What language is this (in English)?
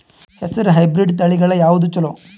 Kannada